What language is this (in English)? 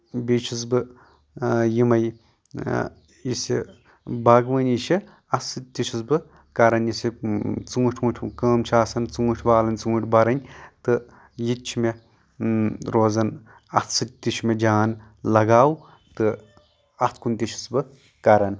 Kashmiri